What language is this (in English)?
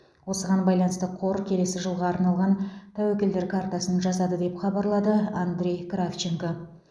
Kazakh